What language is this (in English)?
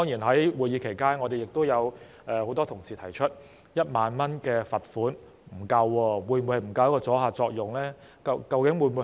Cantonese